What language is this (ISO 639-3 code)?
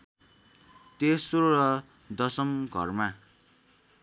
nep